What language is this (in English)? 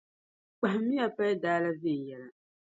Dagbani